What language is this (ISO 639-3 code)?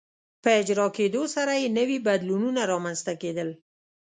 pus